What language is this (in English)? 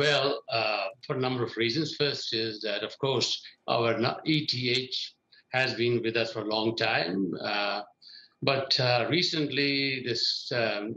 English